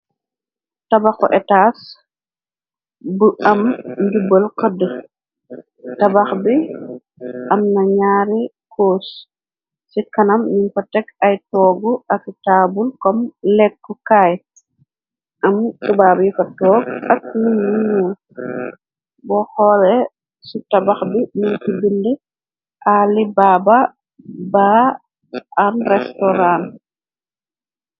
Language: Wolof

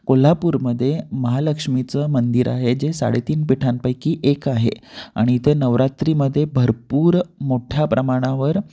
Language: Marathi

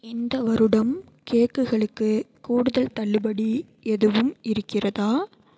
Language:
Tamil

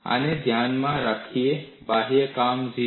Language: Gujarati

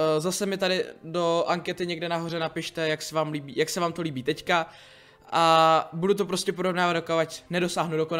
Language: Czech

